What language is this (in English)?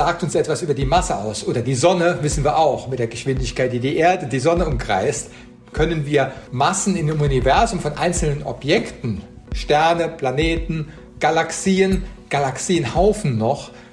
German